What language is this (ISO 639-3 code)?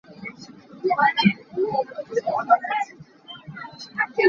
cnh